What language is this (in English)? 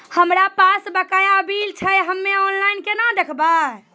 Maithili